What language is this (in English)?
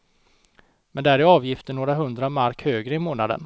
Swedish